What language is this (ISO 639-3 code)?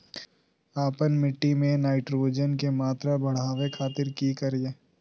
mag